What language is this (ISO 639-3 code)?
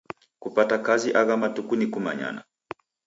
dav